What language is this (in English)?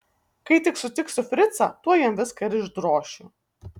Lithuanian